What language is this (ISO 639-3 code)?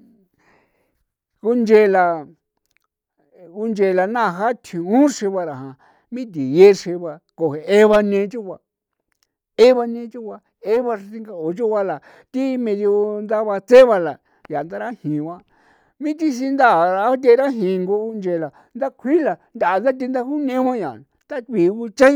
pow